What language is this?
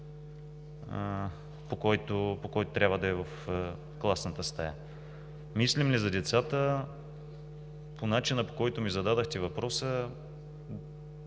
Bulgarian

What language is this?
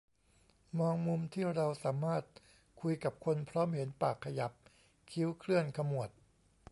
Thai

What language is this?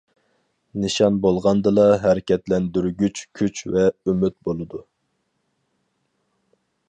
Uyghur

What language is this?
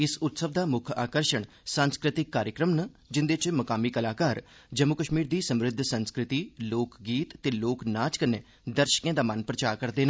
Dogri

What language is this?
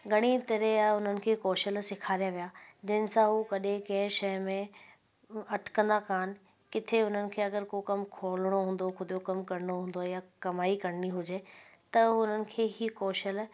Sindhi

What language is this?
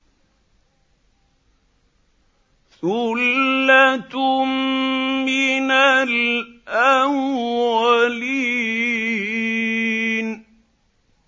Arabic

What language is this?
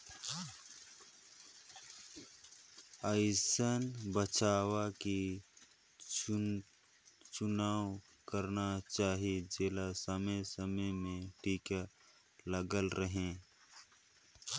Chhattisgarhi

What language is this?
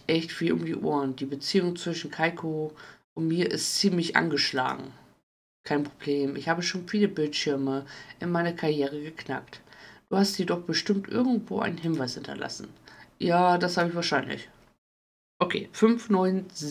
German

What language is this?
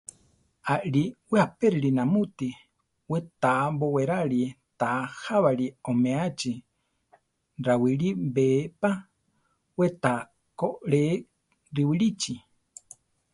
Central Tarahumara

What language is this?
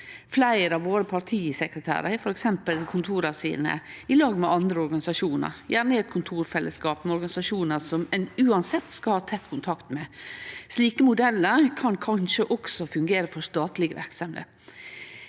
Norwegian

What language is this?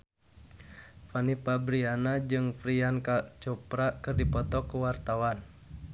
Sundanese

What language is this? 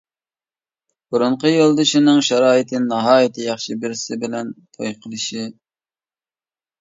Uyghur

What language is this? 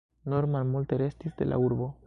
Esperanto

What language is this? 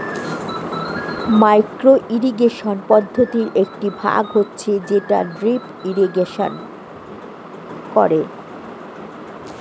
Bangla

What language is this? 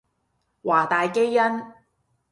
Cantonese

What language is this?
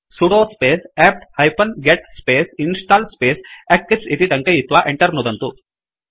Sanskrit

